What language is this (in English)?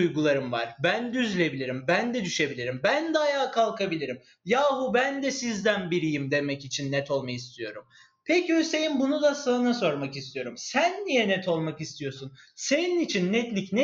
Turkish